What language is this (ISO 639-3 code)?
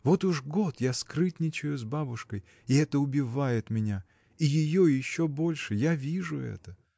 rus